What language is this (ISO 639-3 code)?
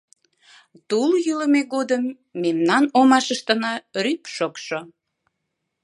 chm